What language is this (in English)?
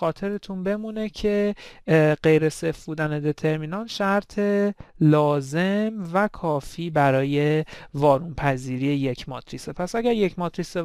Persian